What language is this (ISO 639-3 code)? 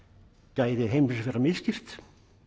isl